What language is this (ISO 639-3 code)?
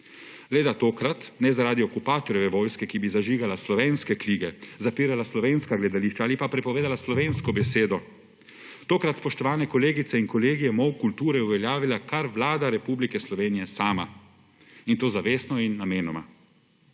slv